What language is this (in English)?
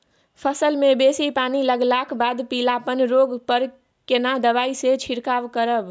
Maithili